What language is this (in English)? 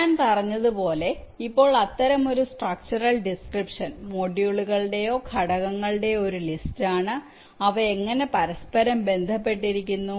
Malayalam